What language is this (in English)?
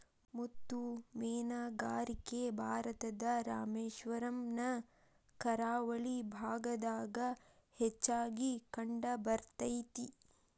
Kannada